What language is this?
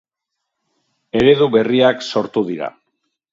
Basque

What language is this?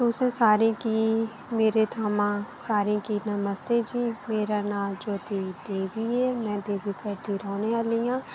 Dogri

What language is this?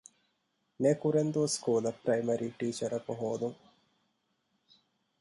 Divehi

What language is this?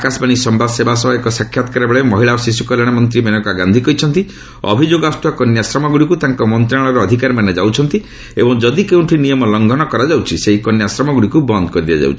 Odia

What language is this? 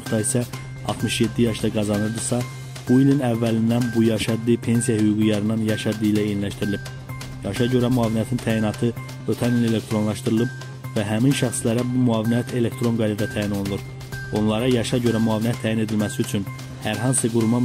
Turkish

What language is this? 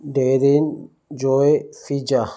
Sindhi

